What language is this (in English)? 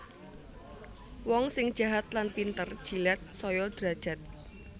Javanese